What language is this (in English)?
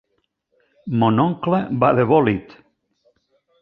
Catalan